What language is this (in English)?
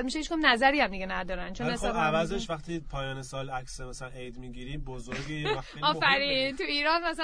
Persian